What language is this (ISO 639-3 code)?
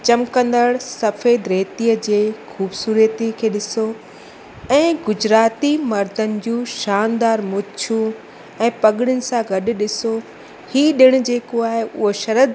snd